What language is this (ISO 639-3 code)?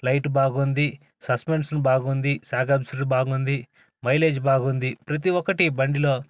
tel